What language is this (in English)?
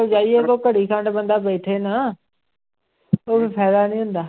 Punjabi